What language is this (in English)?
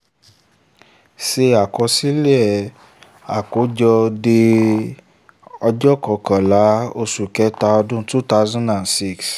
Yoruba